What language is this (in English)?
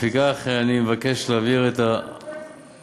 Hebrew